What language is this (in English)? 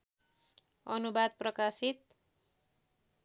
Nepali